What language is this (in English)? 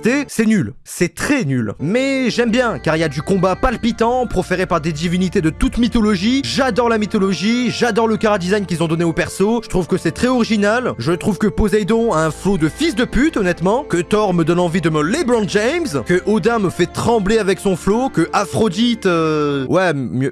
French